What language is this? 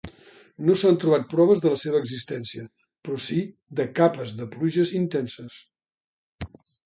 Catalan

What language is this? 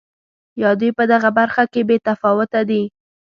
Pashto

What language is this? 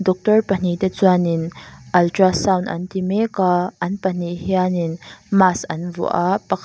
Mizo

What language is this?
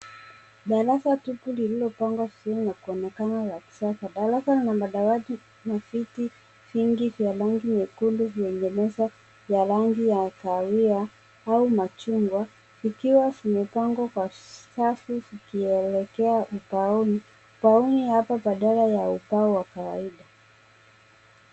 Swahili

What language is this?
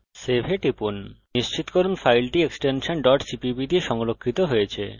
Bangla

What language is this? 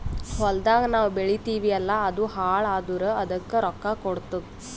Kannada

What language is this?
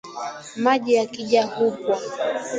Swahili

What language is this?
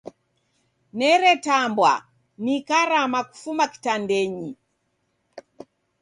Taita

